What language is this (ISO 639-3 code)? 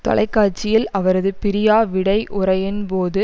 tam